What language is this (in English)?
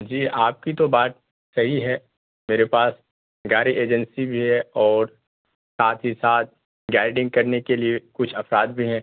Urdu